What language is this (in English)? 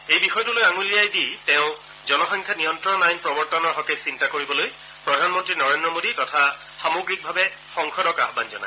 Assamese